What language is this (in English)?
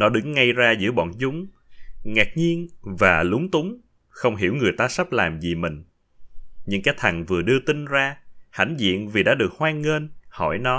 Vietnamese